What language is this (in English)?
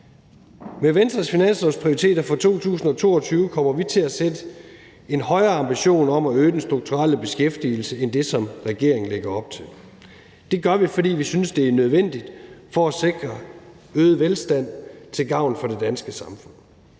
Danish